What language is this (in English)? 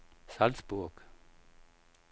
Danish